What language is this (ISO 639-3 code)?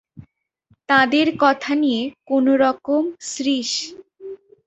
ben